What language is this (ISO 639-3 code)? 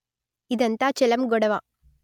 tel